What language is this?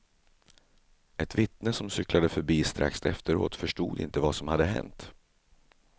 Swedish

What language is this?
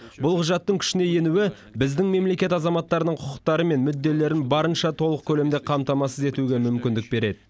Kazakh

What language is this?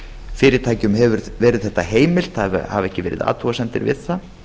Icelandic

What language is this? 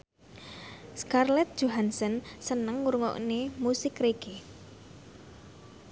Javanese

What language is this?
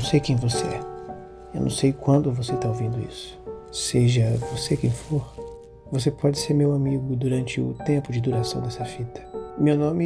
Portuguese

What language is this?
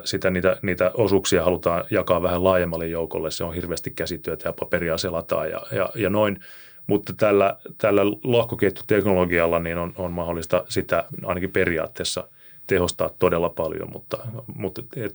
Finnish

